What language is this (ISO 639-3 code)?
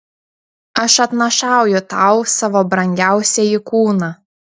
lit